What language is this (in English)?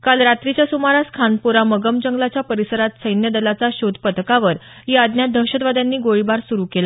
Marathi